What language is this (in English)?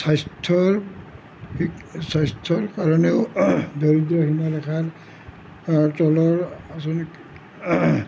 Assamese